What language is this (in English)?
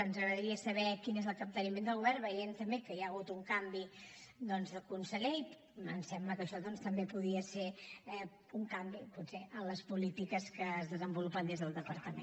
Catalan